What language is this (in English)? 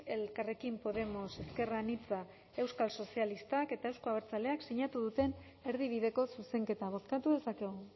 Basque